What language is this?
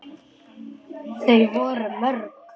Icelandic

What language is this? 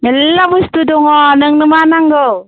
Bodo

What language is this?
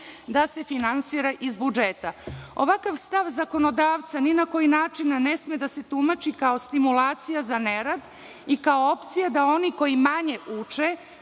Serbian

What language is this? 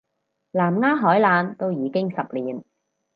Cantonese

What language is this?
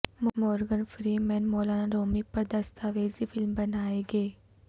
Urdu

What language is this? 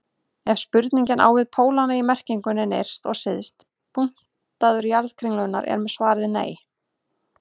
Icelandic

